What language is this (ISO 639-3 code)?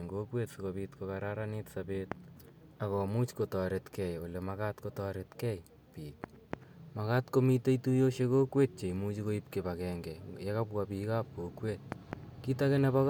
kln